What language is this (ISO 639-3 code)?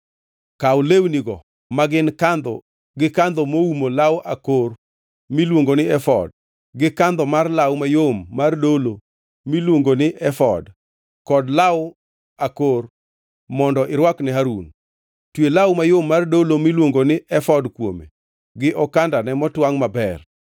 luo